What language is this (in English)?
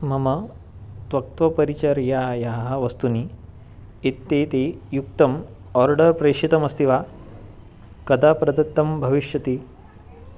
Sanskrit